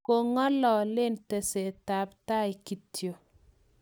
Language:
Kalenjin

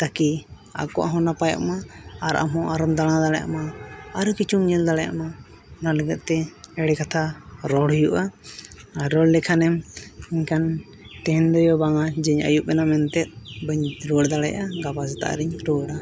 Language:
Santali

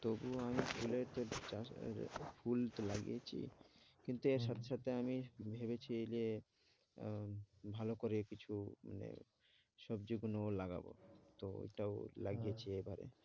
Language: Bangla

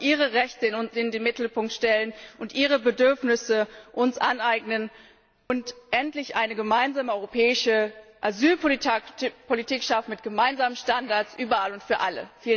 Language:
German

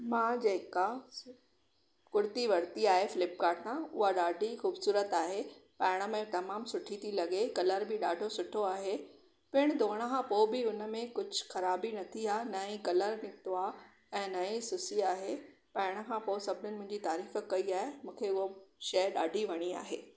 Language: Sindhi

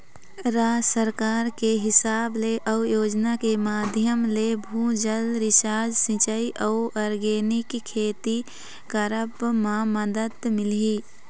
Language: Chhattisgarhi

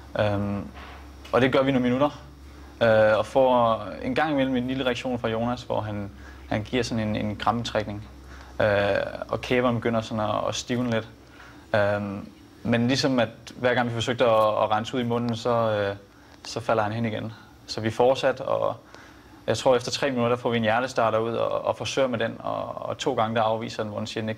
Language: Danish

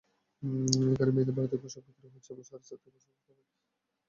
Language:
Bangla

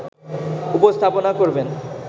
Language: Bangla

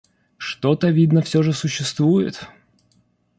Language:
Russian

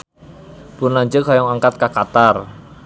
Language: Sundanese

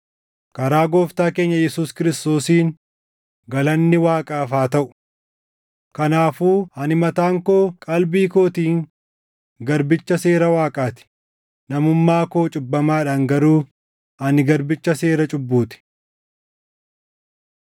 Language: Oromo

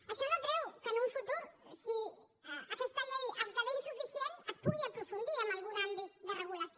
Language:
Catalan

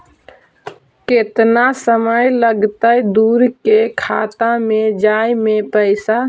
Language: Magahi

